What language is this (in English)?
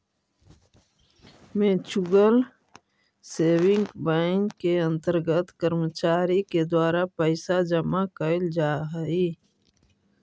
Magahi